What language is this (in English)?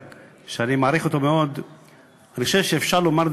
Hebrew